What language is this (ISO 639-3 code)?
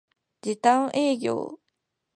jpn